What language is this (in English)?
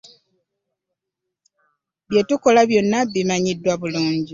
Ganda